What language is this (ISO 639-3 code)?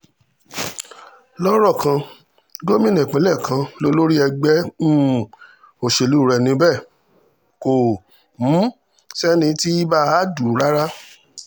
yor